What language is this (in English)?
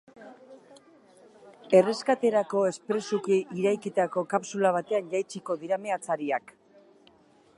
Basque